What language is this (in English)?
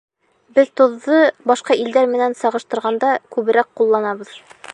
Bashkir